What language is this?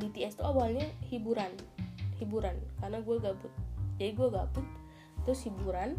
Indonesian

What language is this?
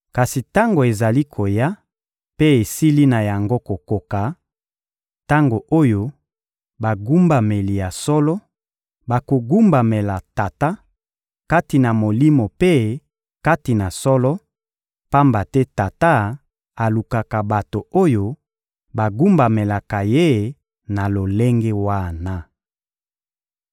Lingala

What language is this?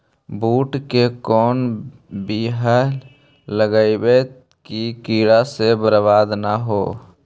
Magahi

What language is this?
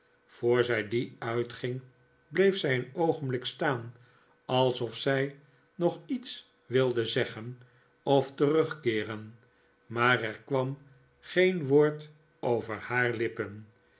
Dutch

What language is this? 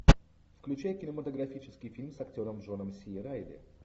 Russian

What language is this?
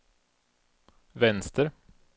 Swedish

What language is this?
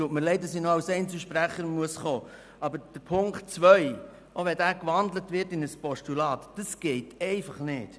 Swiss German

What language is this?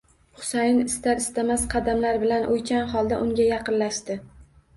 Uzbek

